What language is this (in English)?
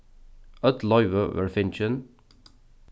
Faroese